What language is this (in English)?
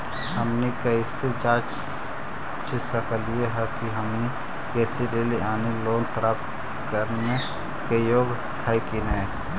Magahi